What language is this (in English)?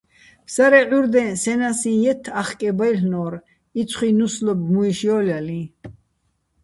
Bats